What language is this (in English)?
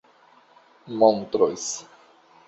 Esperanto